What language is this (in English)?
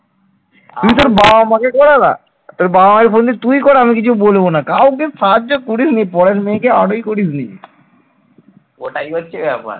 Bangla